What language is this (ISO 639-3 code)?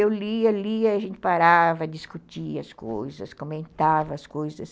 por